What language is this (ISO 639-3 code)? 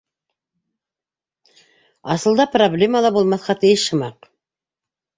bak